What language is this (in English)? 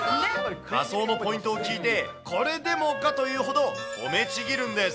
Japanese